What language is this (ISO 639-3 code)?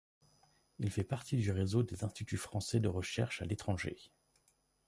fra